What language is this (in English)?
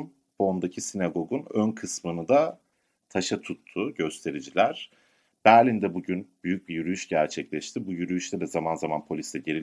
Turkish